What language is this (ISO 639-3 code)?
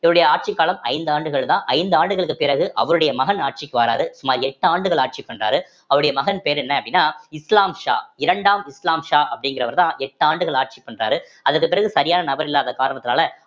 tam